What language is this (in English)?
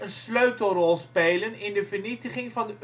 Dutch